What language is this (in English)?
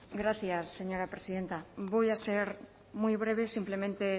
Spanish